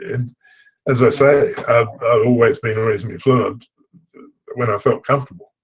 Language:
English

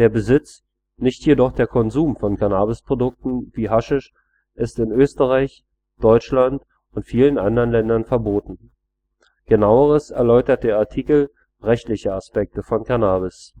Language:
German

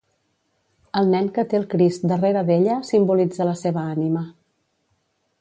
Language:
Catalan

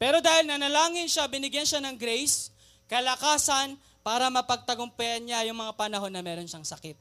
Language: Filipino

